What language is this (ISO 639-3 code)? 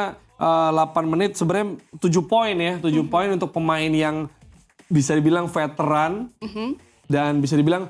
ind